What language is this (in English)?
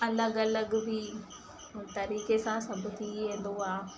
Sindhi